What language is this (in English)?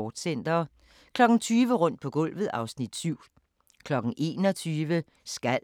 Danish